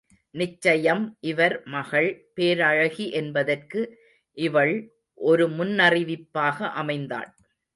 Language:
Tamil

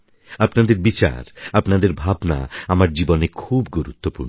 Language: Bangla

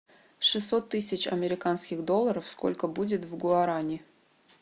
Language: Russian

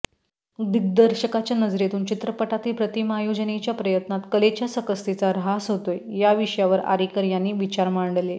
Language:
Marathi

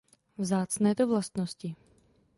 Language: Czech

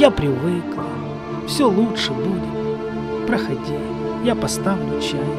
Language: Russian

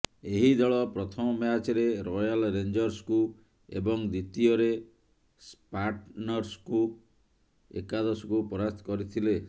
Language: Odia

